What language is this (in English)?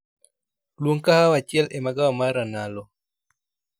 Luo (Kenya and Tanzania)